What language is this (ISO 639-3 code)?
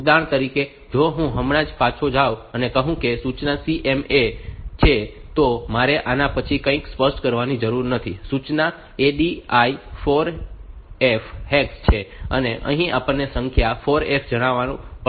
guj